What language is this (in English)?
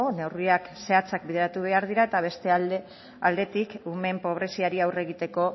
Basque